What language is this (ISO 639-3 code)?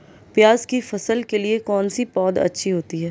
hin